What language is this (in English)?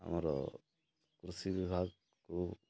Odia